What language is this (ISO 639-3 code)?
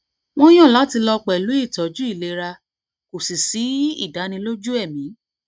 yor